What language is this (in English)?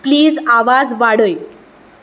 Konkani